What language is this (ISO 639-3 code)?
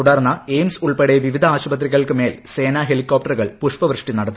mal